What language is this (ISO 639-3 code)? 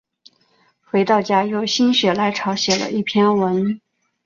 zho